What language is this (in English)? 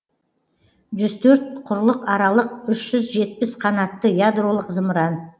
Kazakh